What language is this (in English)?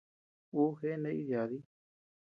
Tepeuxila Cuicatec